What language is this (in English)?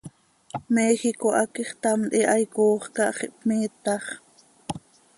Seri